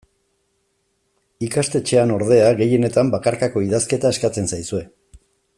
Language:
Basque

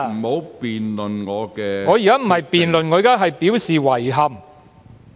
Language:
Cantonese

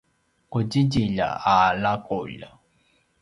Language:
Paiwan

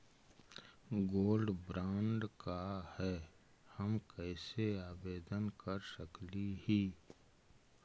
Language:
Magahi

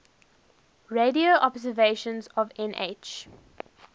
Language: English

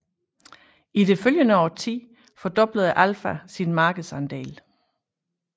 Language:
Danish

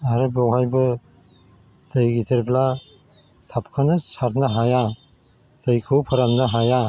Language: Bodo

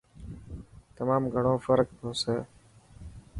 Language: Dhatki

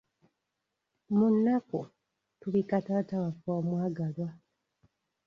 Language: Ganda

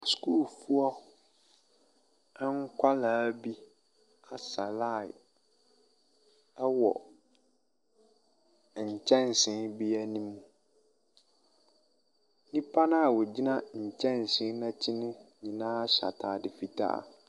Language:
Akan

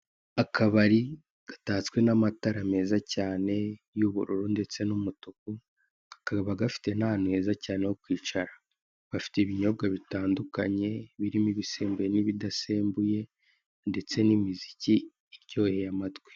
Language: Kinyarwanda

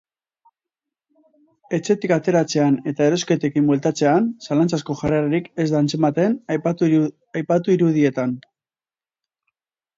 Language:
Basque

